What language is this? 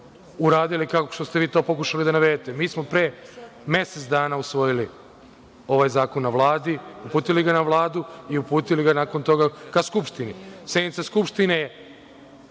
Serbian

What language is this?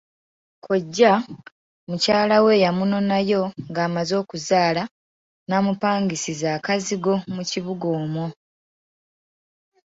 Ganda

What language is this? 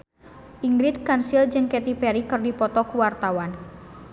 Sundanese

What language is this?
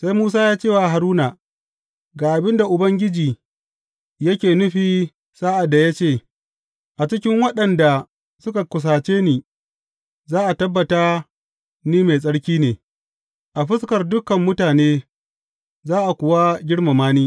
Hausa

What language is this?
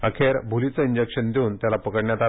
Marathi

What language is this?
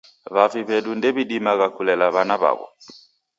Taita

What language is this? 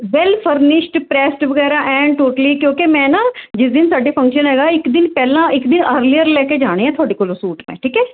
Punjabi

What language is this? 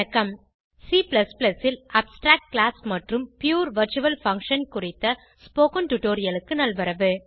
Tamil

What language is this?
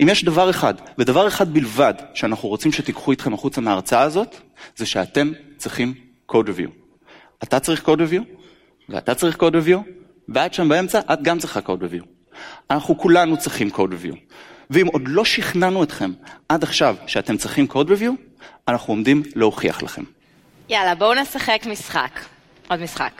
Hebrew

